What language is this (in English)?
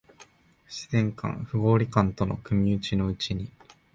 Japanese